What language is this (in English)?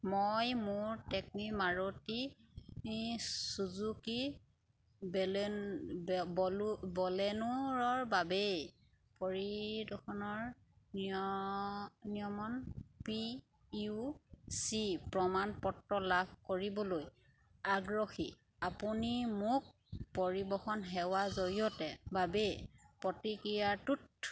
Assamese